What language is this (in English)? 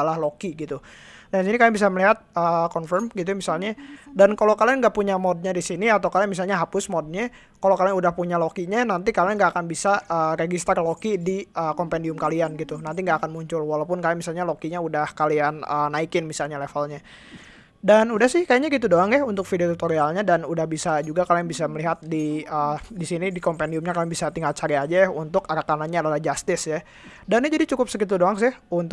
Indonesian